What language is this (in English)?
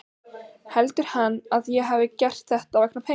Icelandic